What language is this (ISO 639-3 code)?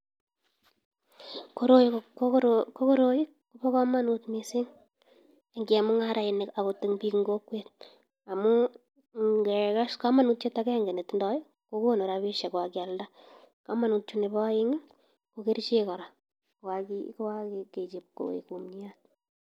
kln